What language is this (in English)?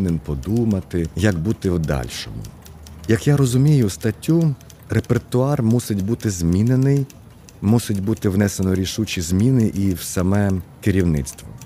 Ukrainian